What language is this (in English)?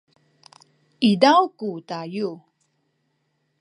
Sakizaya